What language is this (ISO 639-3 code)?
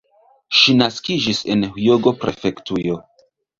epo